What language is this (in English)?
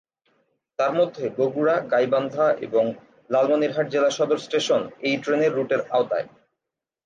Bangla